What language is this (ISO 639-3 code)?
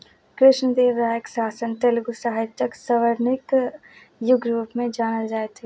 mai